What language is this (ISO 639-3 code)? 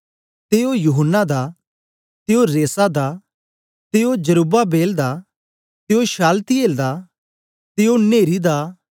doi